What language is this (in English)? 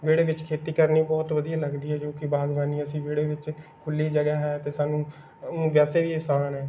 Punjabi